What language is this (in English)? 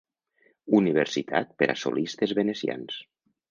Catalan